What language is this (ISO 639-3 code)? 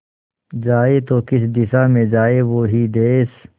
hin